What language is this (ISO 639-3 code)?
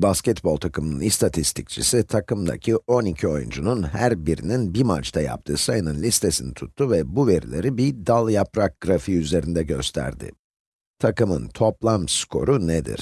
tur